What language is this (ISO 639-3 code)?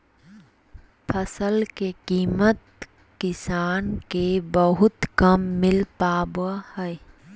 mag